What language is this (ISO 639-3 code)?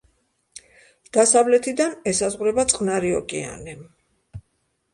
kat